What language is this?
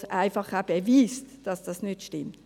Swiss German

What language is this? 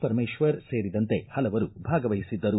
Kannada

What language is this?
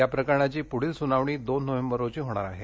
Marathi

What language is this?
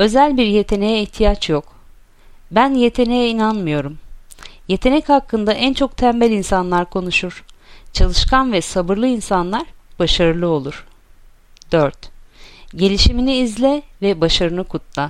Turkish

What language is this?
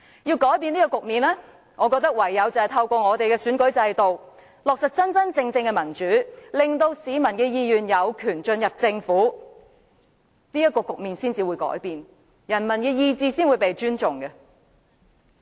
Cantonese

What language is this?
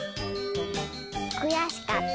Japanese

